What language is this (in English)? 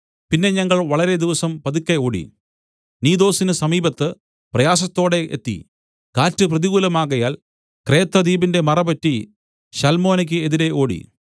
Malayalam